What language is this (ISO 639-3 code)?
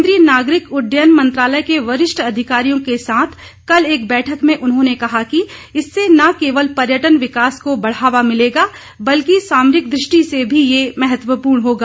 hin